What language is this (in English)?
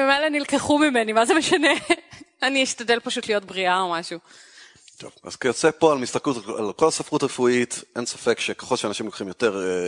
Hebrew